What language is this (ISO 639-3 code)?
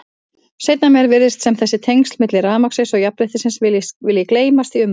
isl